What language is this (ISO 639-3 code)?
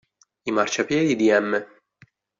ita